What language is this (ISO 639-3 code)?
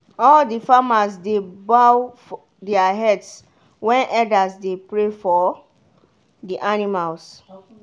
pcm